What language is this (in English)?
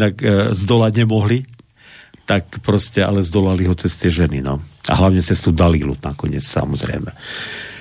Slovak